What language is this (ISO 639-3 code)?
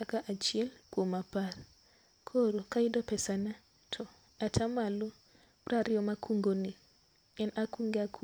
luo